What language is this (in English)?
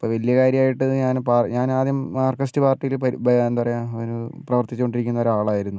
Malayalam